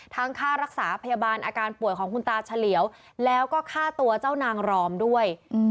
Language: Thai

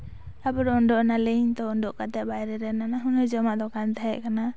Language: Santali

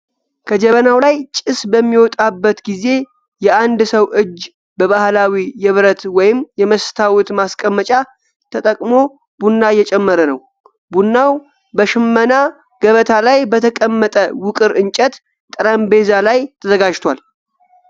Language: Amharic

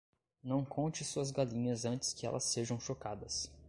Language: Portuguese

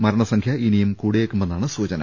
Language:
Malayalam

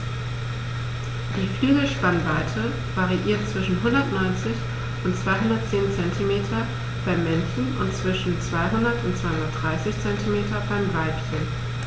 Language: German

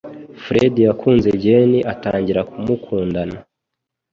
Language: Kinyarwanda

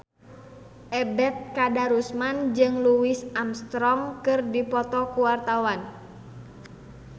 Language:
Sundanese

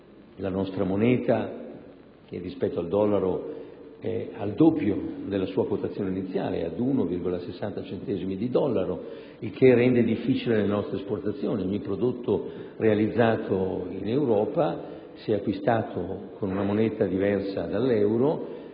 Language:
Italian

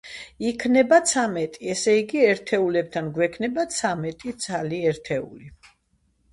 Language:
Georgian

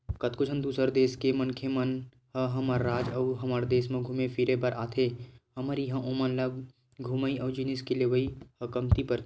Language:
Chhattisgarhi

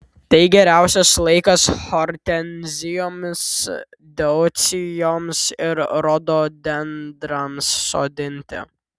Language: Lithuanian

